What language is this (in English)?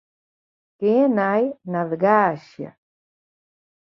Western Frisian